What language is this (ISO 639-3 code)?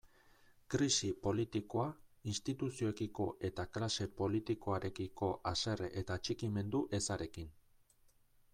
eus